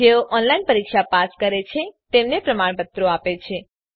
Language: Gujarati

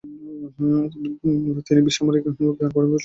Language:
Bangla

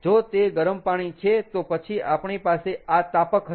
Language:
Gujarati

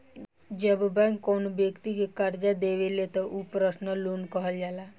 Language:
Bhojpuri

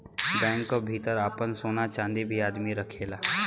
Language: Bhojpuri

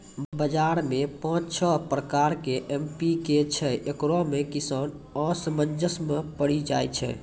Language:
Maithili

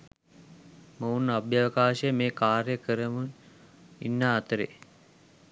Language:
Sinhala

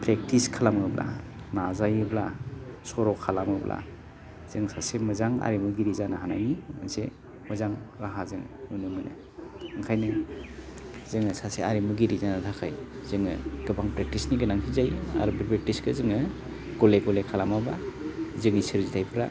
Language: Bodo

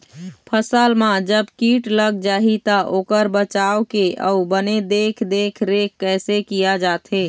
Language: Chhattisgarhi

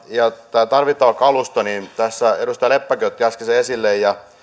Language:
Finnish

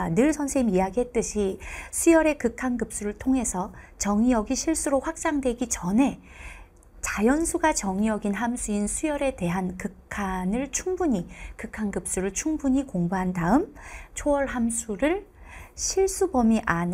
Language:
Korean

